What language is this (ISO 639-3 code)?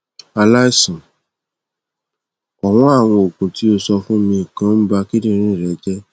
yor